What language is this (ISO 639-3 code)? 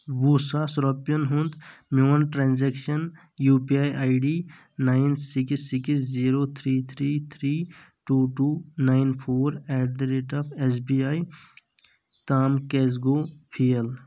kas